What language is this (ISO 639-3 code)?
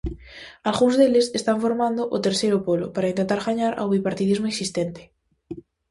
glg